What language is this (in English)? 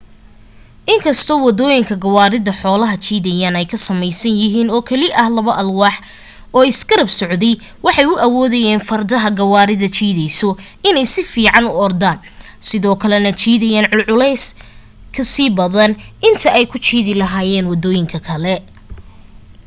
Somali